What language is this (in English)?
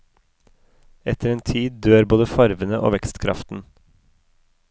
Norwegian